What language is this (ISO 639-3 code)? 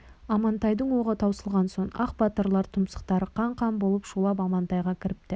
kaz